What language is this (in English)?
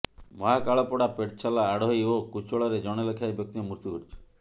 Odia